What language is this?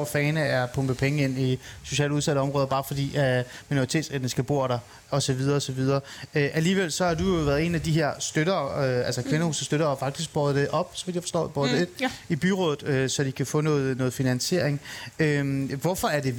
Danish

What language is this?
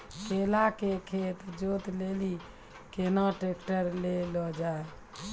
Maithili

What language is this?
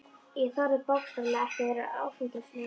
Icelandic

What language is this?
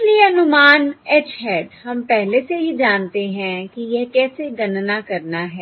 Hindi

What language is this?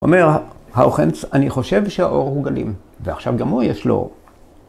Hebrew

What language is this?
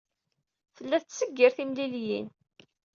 Kabyle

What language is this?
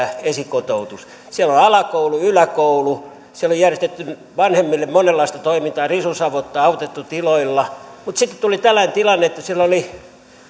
Finnish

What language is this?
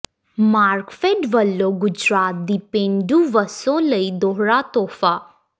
Punjabi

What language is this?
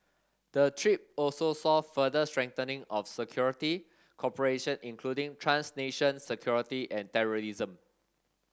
English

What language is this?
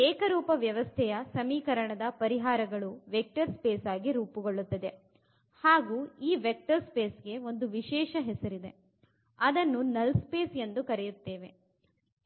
Kannada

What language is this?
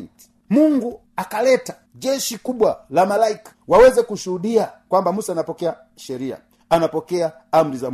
Swahili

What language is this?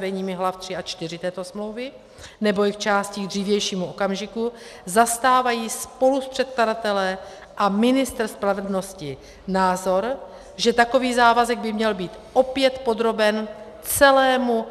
Czech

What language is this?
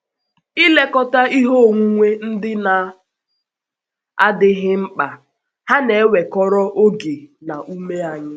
Igbo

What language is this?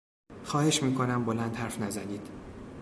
Persian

